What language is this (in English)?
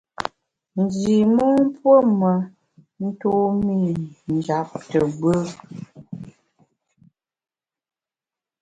Bamun